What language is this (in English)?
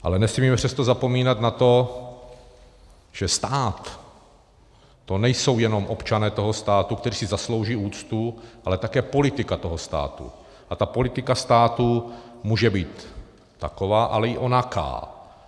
Czech